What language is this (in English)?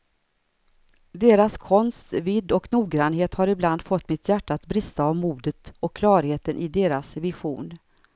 Swedish